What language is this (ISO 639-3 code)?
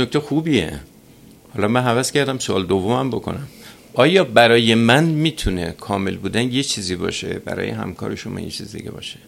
fas